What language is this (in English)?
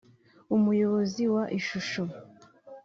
Kinyarwanda